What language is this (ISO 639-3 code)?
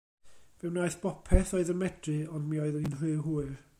cym